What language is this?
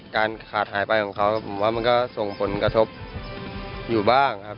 Thai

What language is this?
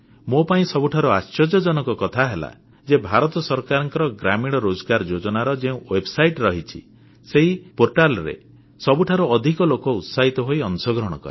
Odia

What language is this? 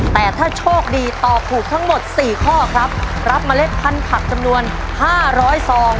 Thai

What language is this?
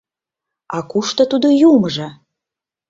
Mari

